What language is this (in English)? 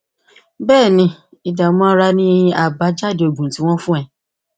Yoruba